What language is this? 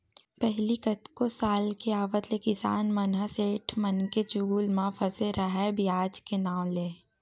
Chhattisgarhi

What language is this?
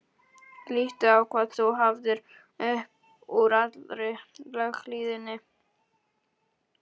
Icelandic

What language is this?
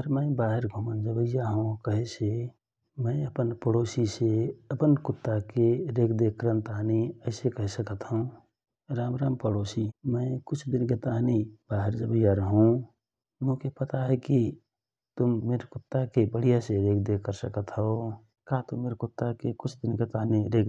Rana Tharu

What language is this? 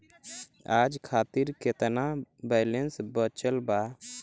Bhojpuri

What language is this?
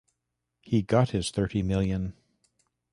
English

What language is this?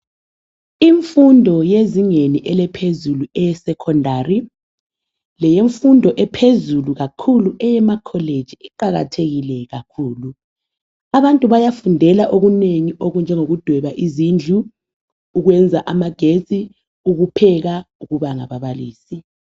North Ndebele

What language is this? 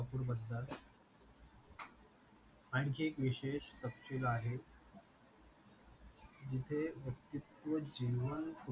Marathi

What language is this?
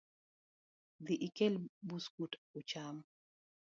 Luo (Kenya and Tanzania)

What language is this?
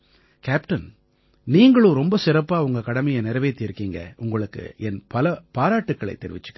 Tamil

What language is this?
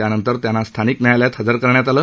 Marathi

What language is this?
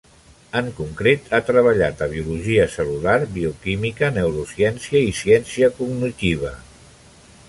Catalan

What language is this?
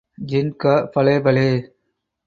Tamil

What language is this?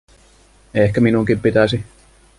Finnish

